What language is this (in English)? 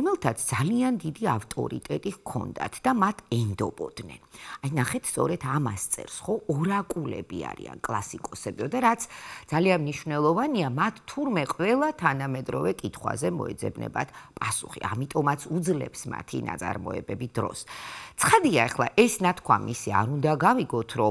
Romanian